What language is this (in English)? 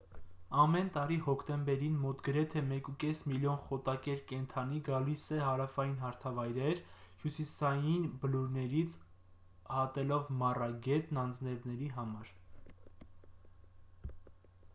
Armenian